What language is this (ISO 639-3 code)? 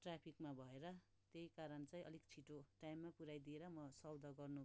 nep